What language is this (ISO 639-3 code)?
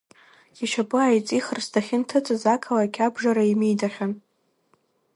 abk